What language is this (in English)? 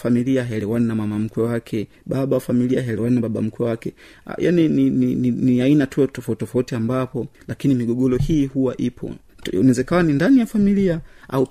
Swahili